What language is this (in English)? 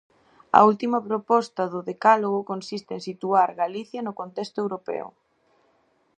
Galician